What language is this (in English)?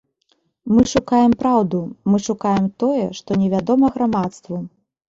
Belarusian